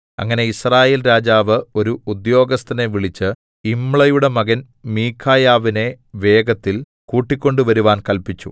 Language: Malayalam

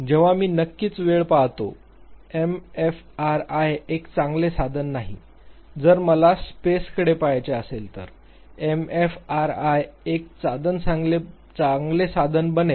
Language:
Marathi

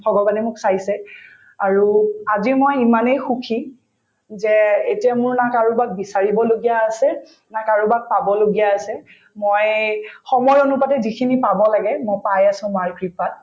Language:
Assamese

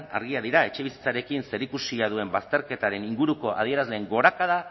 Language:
Basque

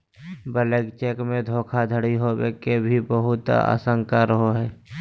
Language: Magahi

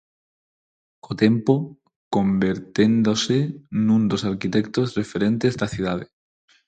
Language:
Galician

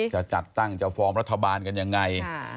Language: Thai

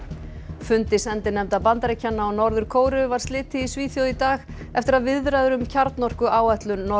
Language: Icelandic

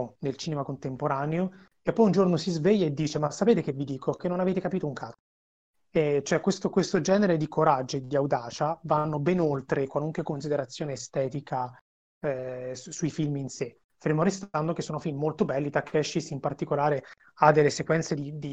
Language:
Italian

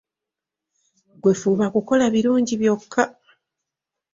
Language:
Ganda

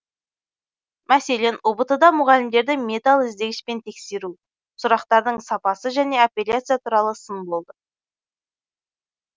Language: Kazakh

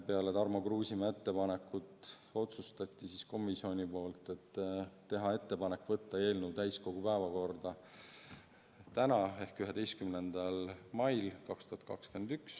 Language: Estonian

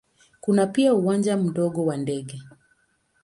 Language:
Swahili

